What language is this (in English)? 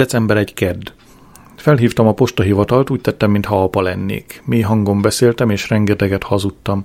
Hungarian